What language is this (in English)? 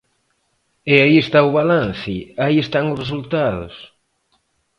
Galician